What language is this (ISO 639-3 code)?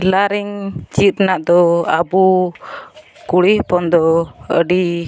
sat